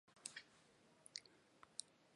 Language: Chinese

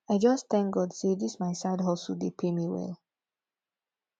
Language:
Nigerian Pidgin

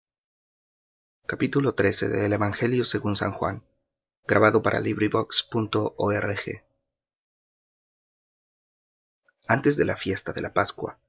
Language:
Spanish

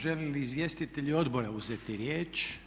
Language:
Croatian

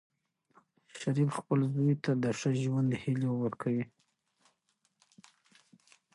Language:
Pashto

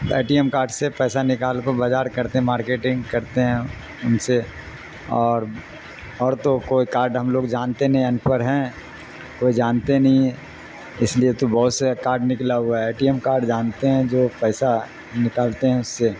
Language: Urdu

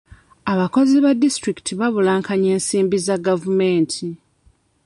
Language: Ganda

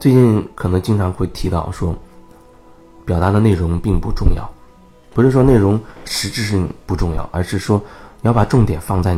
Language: Chinese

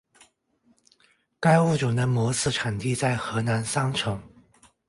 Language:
Chinese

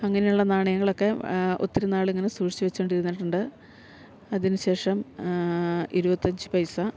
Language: Malayalam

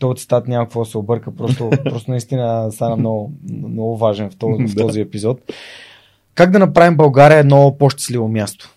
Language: Bulgarian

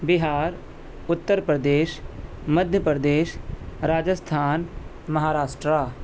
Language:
Urdu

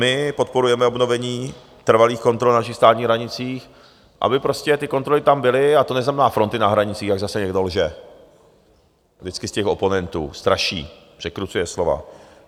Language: Czech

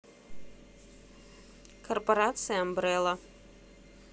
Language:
Russian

